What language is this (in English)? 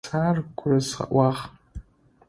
Adyghe